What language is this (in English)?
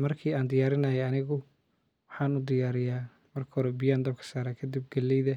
Somali